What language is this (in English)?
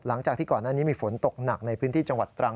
Thai